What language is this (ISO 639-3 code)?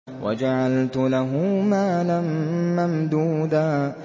ara